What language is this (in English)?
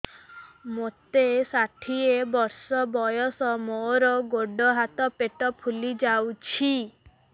Odia